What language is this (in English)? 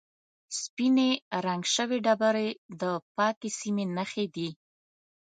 Pashto